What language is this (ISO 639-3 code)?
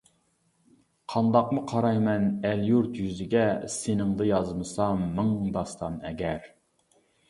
uig